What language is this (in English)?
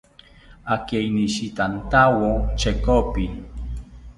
South Ucayali Ashéninka